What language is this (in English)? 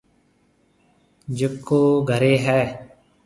Marwari (Pakistan)